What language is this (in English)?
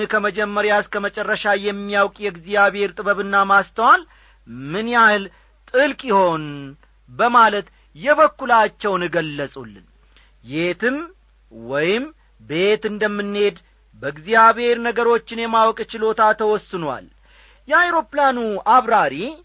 Amharic